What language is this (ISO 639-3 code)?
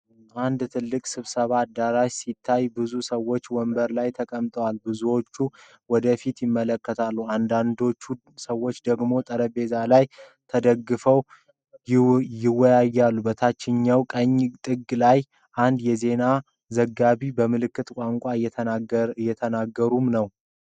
amh